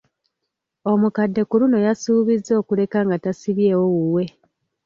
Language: Ganda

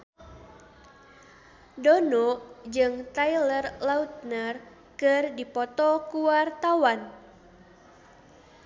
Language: Sundanese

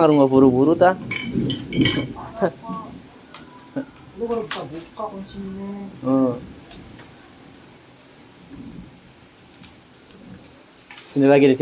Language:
Indonesian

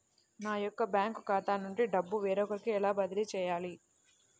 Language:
Telugu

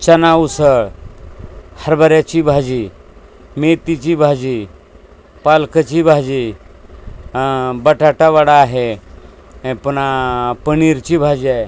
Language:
Marathi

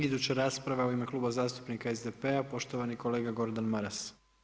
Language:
Croatian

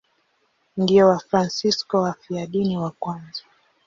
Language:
Swahili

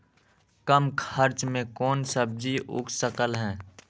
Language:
Magahi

